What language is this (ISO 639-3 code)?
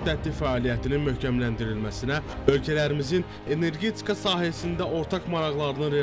tur